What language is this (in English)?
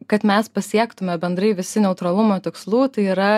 Lithuanian